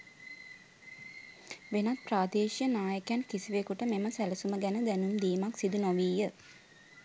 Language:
Sinhala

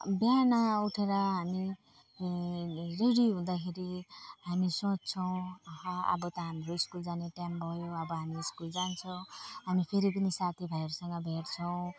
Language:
Nepali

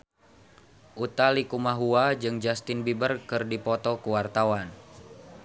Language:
Sundanese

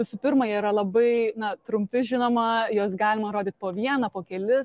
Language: Lithuanian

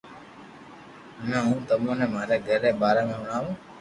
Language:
Loarki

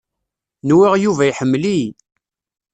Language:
Kabyle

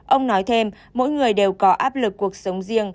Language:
Vietnamese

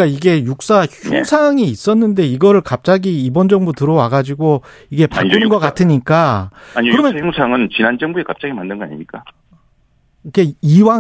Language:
Korean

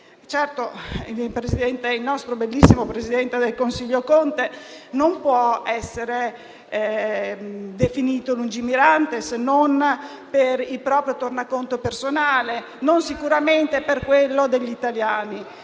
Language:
Italian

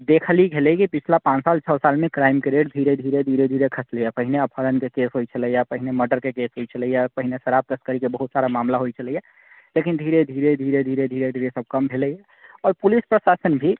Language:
Maithili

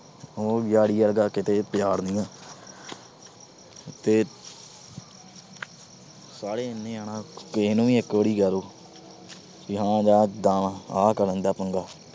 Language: Punjabi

